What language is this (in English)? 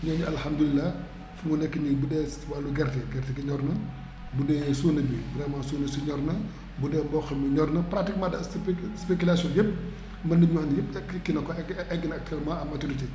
Wolof